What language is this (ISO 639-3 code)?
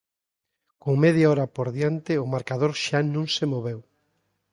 glg